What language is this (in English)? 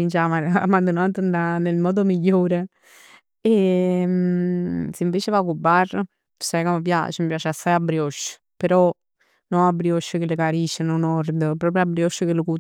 Neapolitan